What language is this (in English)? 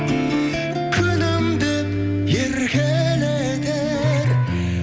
Kazakh